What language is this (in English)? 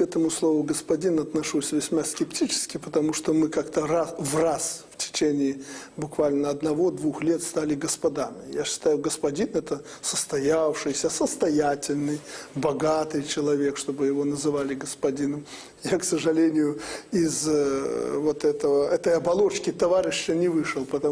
Russian